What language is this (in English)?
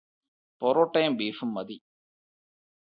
Malayalam